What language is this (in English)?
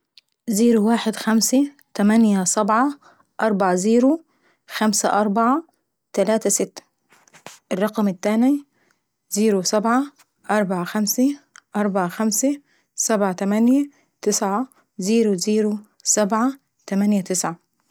Saidi Arabic